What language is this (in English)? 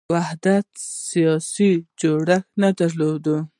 Pashto